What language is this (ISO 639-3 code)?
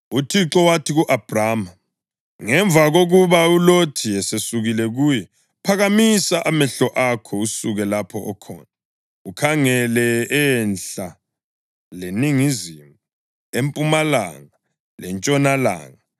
nde